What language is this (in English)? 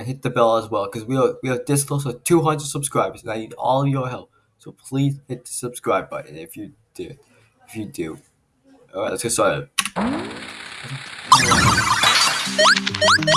English